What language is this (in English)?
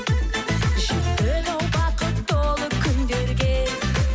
Kazakh